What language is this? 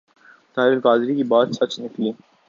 Urdu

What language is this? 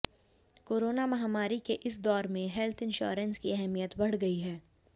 Hindi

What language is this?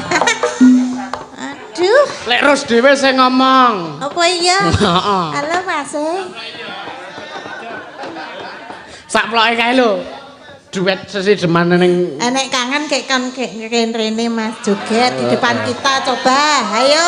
Indonesian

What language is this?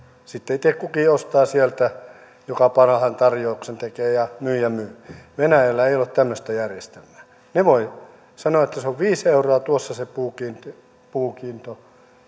Finnish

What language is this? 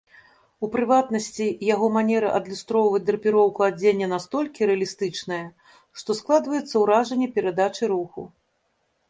Belarusian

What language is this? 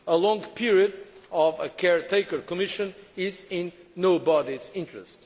English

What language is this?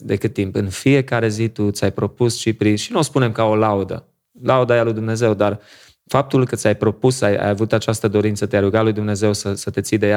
Romanian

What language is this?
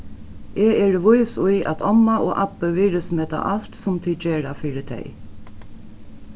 Faroese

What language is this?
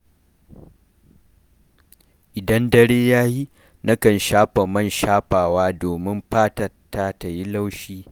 Hausa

